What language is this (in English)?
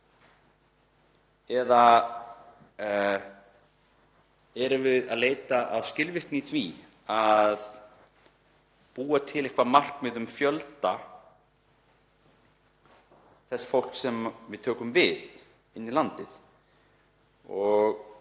Icelandic